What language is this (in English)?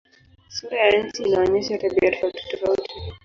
Swahili